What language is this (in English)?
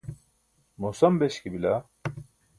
Burushaski